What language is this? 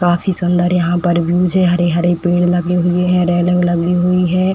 Hindi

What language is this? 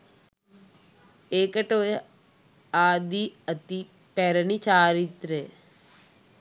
Sinhala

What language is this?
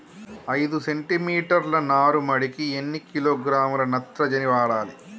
Telugu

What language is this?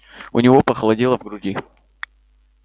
Russian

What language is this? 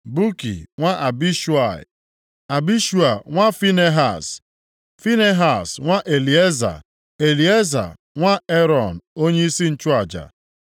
Igbo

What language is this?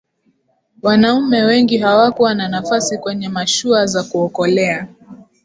Swahili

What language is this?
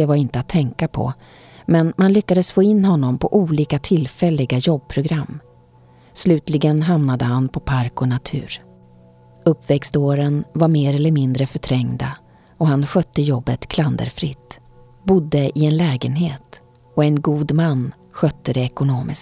Swedish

